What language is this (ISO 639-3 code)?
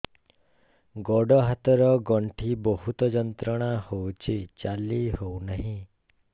ori